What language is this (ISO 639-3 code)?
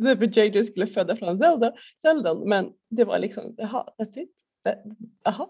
swe